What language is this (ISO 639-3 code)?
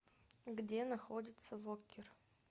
rus